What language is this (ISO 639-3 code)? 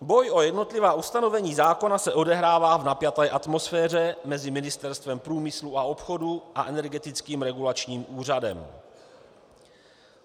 ces